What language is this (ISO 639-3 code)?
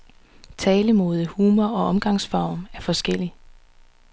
dan